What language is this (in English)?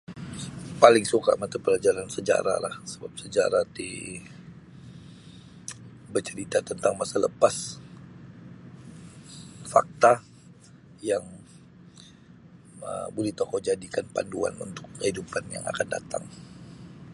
Sabah Bisaya